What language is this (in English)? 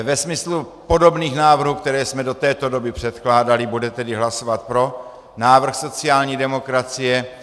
Czech